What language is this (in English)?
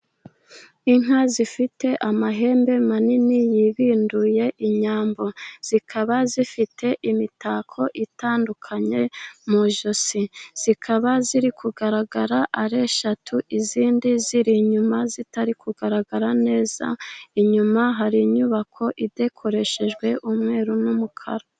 Kinyarwanda